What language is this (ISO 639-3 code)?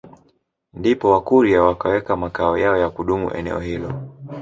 swa